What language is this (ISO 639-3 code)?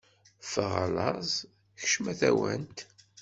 kab